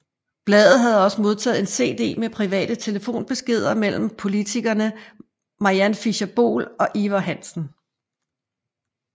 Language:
Danish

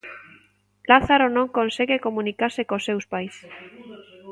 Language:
Galician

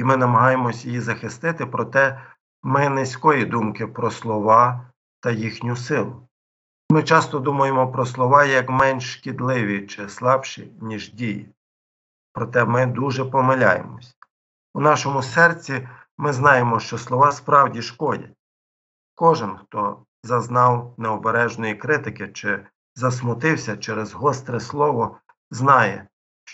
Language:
Ukrainian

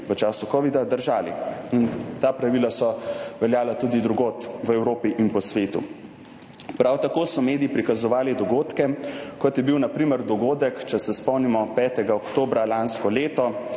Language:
Slovenian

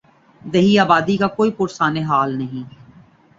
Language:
Urdu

